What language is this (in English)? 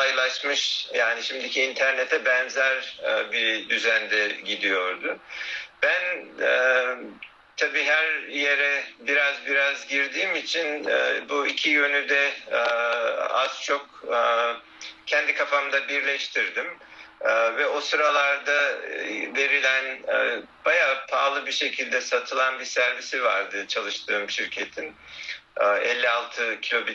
Turkish